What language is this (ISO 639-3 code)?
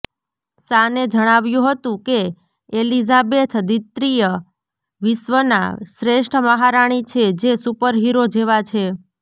guj